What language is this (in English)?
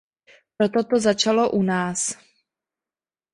Czech